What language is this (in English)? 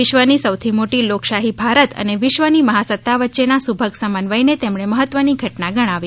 Gujarati